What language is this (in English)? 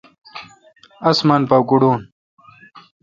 Kalkoti